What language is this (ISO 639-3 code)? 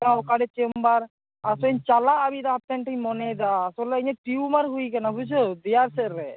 sat